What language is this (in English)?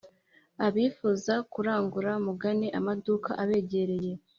Kinyarwanda